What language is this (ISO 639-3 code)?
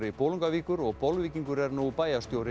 isl